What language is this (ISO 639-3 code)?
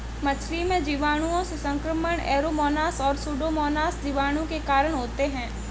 hin